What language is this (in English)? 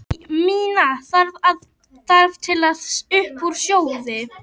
Icelandic